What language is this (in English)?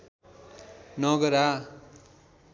Nepali